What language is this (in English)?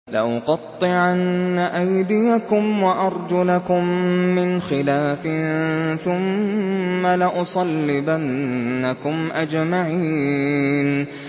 Arabic